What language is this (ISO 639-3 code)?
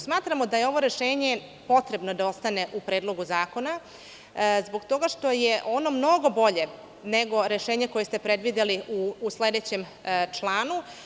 srp